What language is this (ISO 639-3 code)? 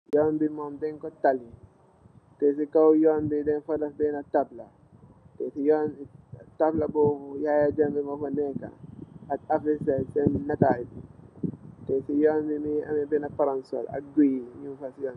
wol